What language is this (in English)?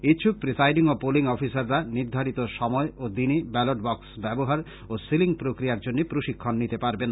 Bangla